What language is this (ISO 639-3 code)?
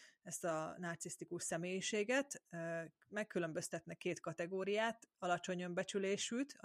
hun